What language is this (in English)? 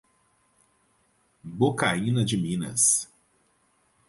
Portuguese